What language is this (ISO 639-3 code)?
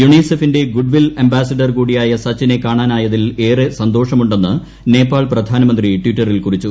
mal